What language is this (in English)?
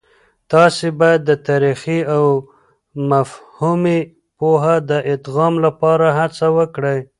Pashto